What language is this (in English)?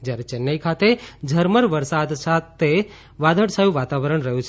Gujarati